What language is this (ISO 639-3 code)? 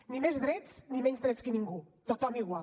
cat